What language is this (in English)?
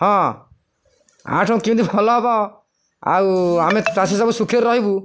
Odia